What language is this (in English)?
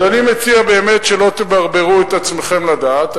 Hebrew